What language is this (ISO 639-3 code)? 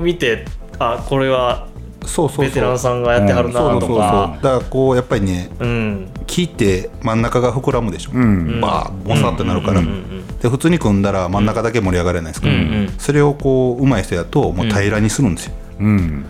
jpn